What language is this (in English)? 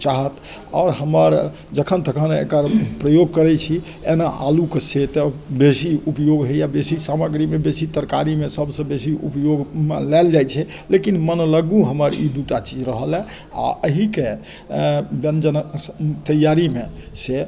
Maithili